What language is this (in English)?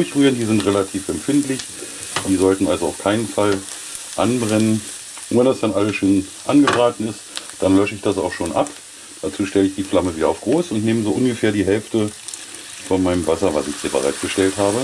German